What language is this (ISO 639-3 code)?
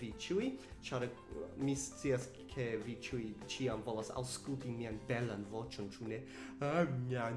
epo